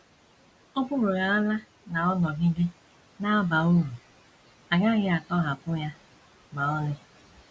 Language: Igbo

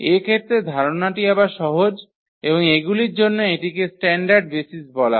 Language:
Bangla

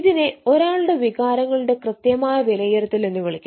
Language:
Malayalam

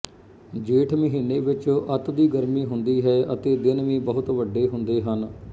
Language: Punjabi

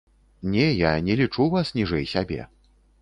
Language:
Belarusian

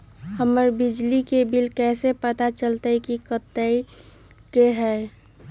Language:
Magahi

